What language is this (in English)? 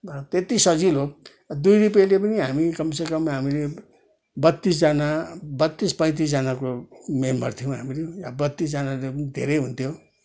Nepali